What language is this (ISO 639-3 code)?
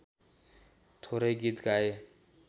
nep